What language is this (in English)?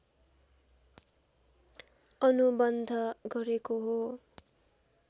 Nepali